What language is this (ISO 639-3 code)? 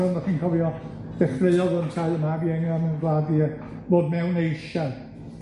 cym